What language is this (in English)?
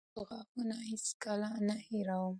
Pashto